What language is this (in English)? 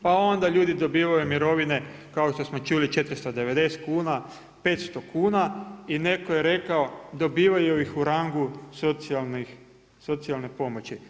Croatian